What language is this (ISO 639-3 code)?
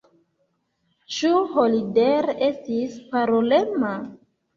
epo